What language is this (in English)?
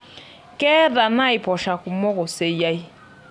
Masai